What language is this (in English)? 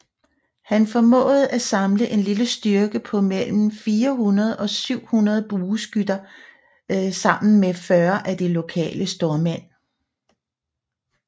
Danish